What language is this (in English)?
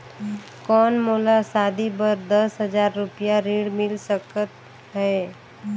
Chhattisgarhi